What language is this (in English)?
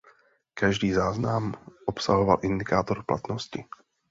Czech